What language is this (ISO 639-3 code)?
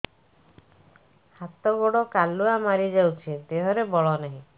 ori